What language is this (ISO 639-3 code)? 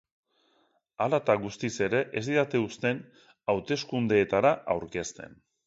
eus